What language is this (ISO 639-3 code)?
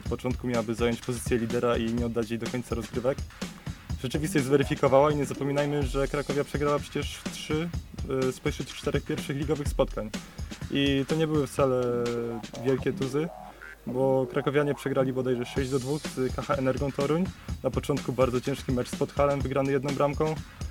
pol